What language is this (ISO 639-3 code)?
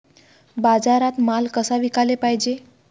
mar